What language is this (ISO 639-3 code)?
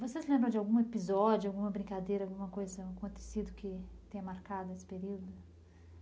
por